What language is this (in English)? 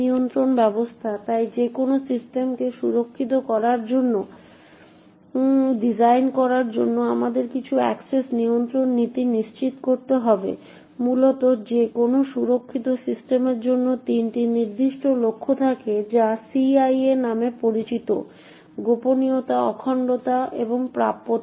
Bangla